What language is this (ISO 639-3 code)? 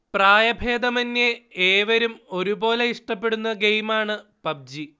mal